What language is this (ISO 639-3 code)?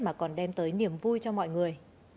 vie